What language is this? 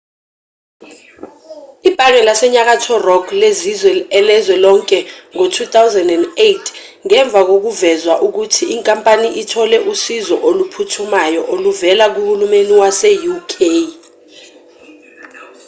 Zulu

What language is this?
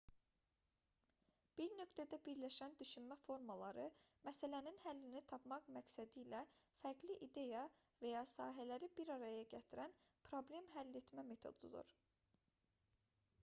Azerbaijani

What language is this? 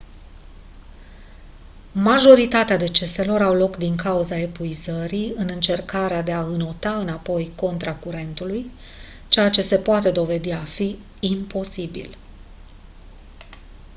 Romanian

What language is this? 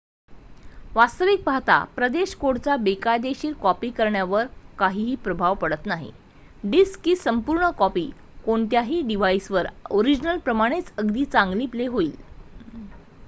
Marathi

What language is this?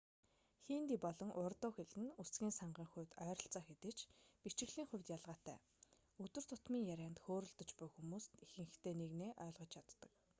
Mongolian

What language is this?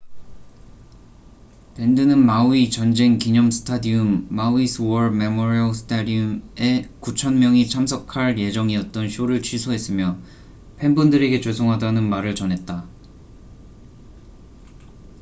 Korean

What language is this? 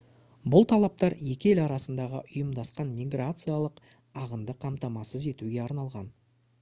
Kazakh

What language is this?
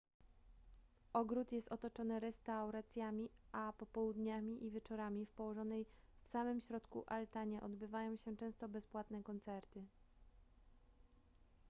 Polish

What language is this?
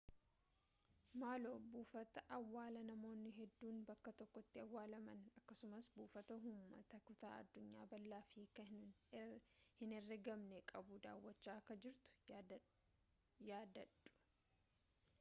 Oromo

